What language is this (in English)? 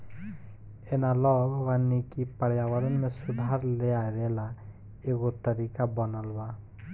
Bhojpuri